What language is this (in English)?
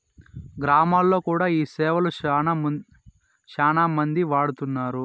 Telugu